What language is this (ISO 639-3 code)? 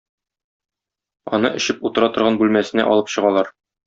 tat